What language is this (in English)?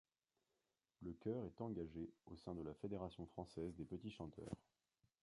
French